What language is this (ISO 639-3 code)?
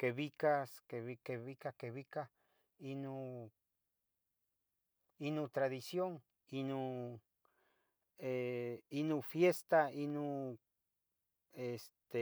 nhg